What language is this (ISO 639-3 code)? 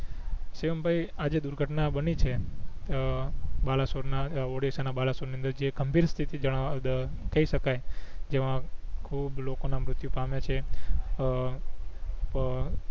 guj